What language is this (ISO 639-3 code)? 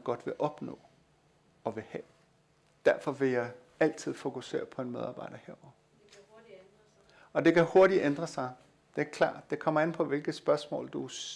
dan